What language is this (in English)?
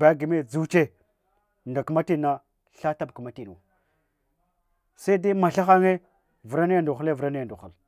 Hwana